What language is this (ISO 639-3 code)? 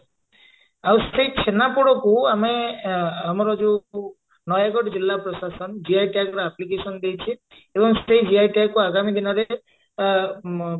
ori